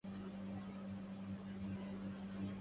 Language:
Arabic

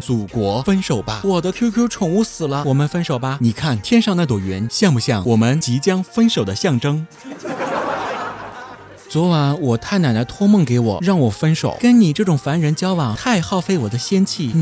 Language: Chinese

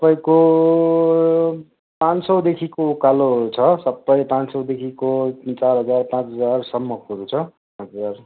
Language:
Nepali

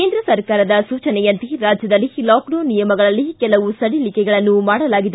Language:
Kannada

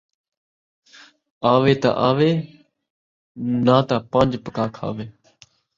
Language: Saraiki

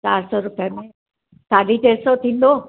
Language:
Sindhi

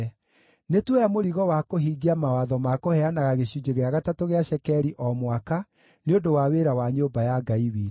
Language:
Kikuyu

